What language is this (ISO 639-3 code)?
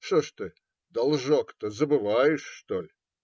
rus